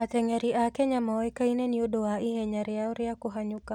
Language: Kikuyu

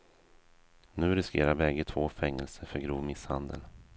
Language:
Swedish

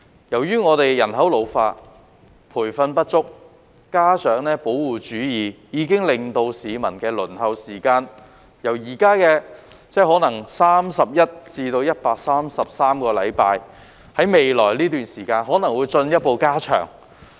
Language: Cantonese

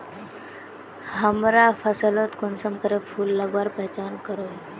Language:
Magahi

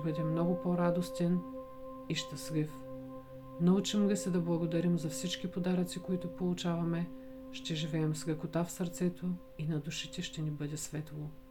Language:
Bulgarian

